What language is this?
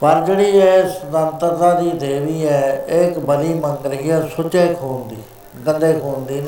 Punjabi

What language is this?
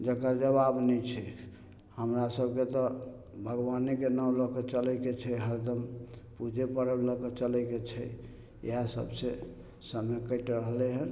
Maithili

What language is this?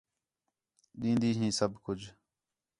Khetrani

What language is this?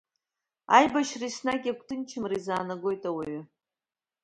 Abkhazian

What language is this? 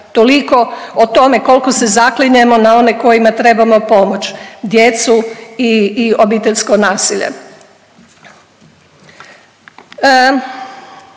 Croatian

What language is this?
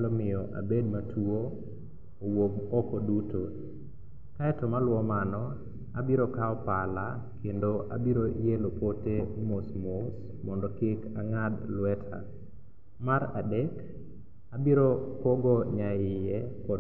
Luo (Kenya and Tanzania)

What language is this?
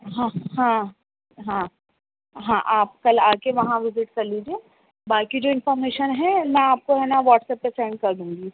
Urdu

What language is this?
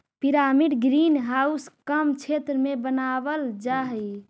Magahi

